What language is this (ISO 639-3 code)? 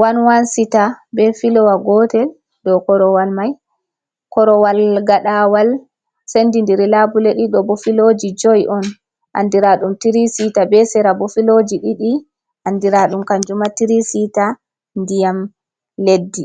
ful